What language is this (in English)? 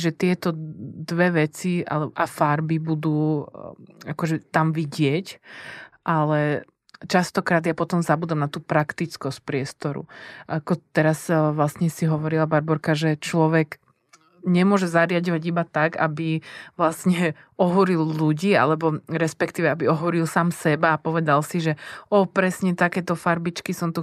Czech